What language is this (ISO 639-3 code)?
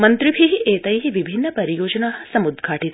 san